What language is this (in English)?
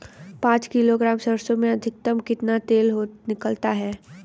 Hindi